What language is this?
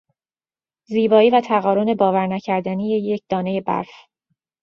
Persian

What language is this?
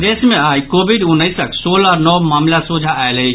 Maithili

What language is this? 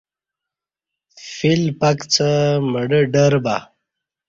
Kati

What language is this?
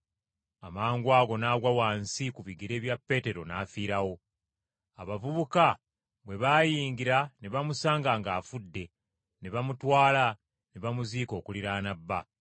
Ganda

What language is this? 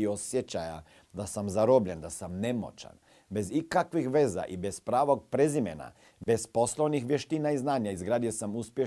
Croatian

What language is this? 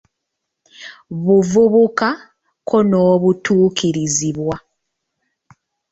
Ganda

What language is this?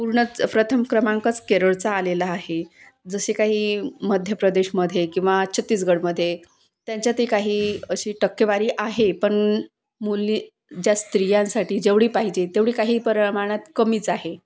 Marathi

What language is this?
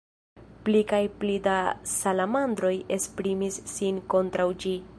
Esperanto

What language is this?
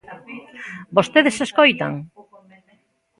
Galician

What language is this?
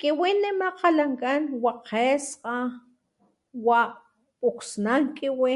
Papantla Totonac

